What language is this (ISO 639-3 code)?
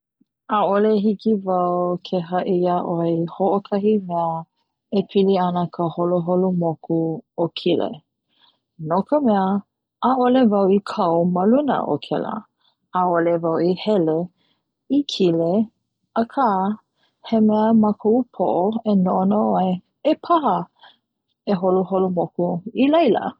haw